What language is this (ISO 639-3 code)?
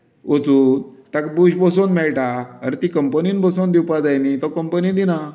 kok